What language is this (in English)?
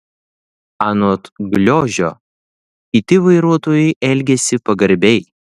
Lithuanian